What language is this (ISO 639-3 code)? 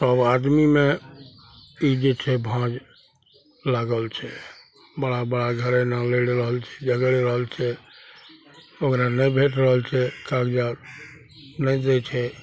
mai